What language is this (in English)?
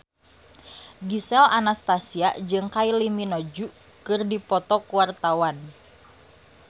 Sundanese